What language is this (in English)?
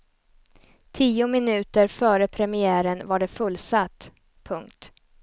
Swedish